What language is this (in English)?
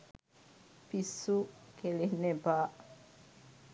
Sinhala